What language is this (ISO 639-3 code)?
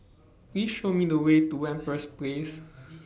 eng